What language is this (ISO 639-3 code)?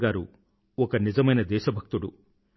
tel